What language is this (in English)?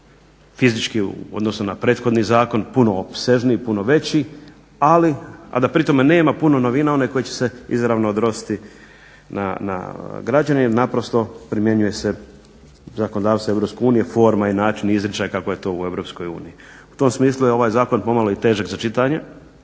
Croatian